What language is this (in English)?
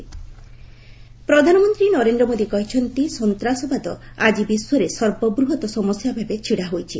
Odia